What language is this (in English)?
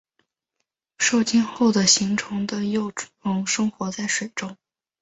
Chinese